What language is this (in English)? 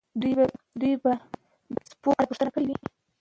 Pashto